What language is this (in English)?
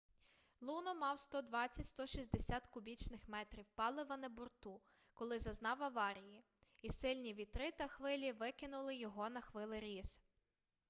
Ukrainian